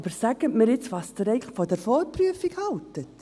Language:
Swiss German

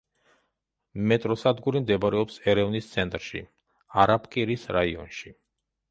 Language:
Georgian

